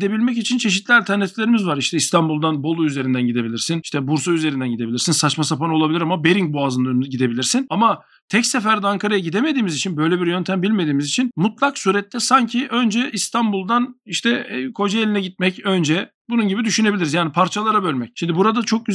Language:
Turkish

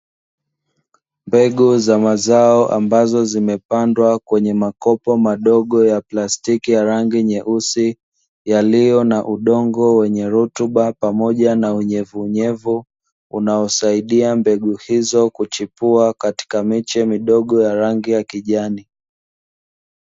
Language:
Swahili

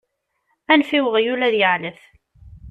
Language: Kabyle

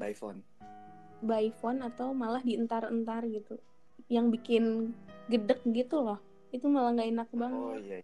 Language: Indonesian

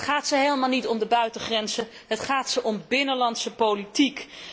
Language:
Dutch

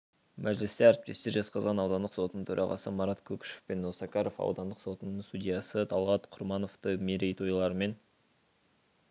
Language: Kazakh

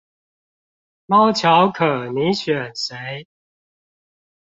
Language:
Chinese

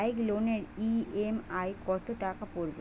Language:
Bangla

